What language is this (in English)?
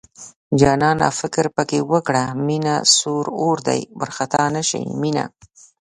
Pashto